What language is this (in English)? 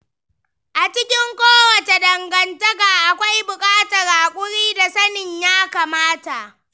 Hausa